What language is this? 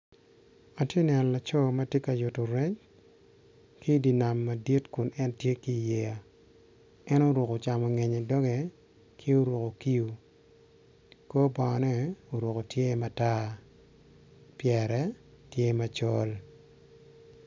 Acoli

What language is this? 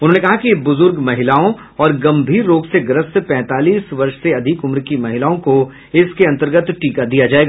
Hindi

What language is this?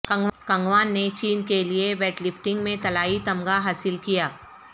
Urdu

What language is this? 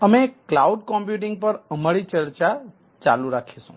Gujarati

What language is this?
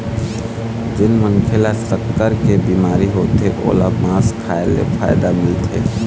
Chhattisgarhi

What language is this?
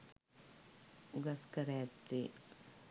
Sinhala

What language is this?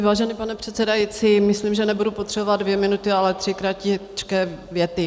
Czech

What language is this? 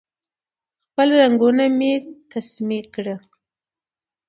Pashto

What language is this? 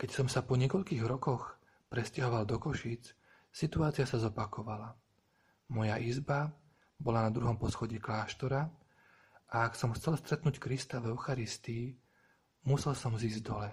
Slovak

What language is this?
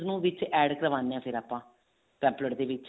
Punjabi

